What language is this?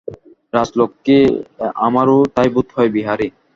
Bangla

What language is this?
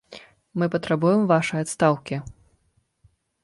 Belarusian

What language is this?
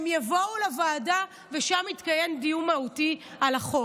Hebrew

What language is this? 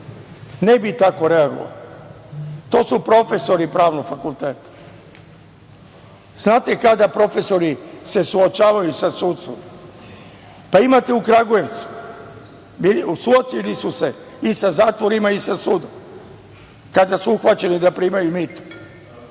Serbian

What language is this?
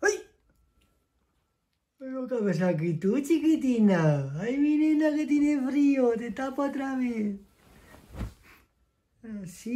Spanish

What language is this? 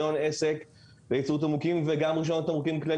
Hebrew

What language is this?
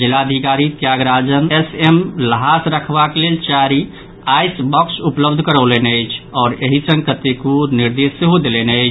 Maithili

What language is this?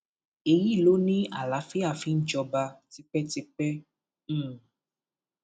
Yoruba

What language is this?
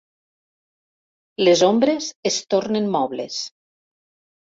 Catalan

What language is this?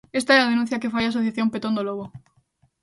Galician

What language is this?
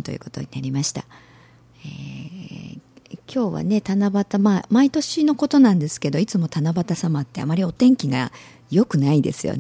Japanese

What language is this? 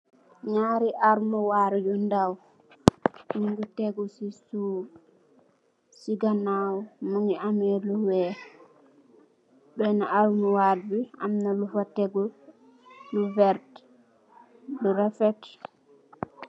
Wolof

